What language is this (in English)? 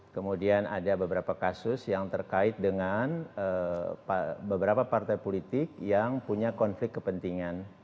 Indonesian